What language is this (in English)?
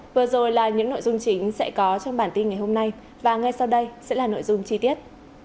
Vietnamese